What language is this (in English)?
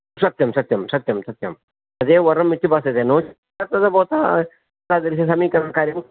Sanskrit